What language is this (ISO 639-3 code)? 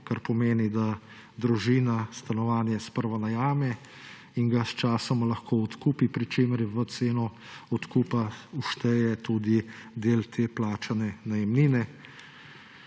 slv